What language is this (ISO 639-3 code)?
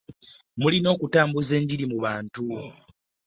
lug